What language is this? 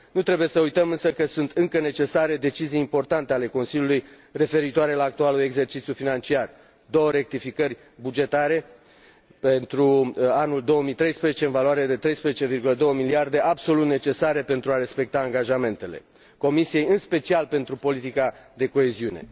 Romanian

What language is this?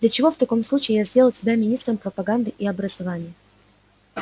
Russian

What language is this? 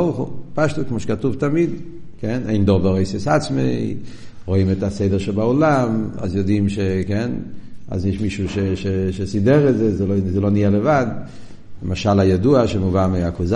Hebrew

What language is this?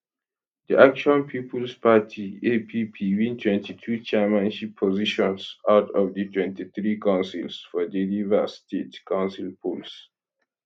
Nigerian Pidgin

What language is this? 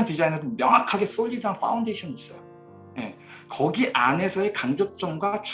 Korean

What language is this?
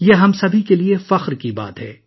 Urdu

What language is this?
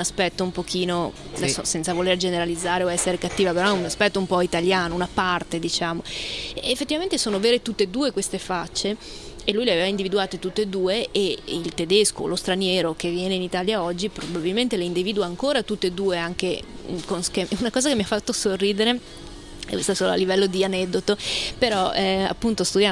Italian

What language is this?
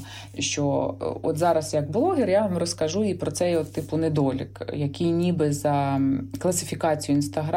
Ukrainian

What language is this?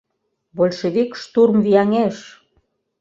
Mari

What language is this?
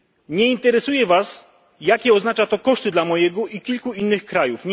Polish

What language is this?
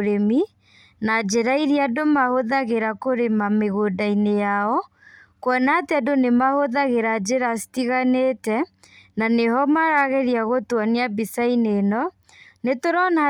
Kikuyu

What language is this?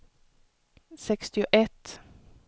Swedish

